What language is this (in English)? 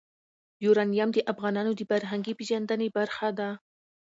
Pashto